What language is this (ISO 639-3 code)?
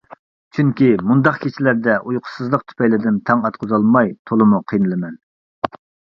uig